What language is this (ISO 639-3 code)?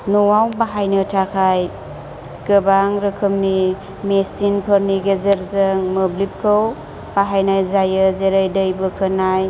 brx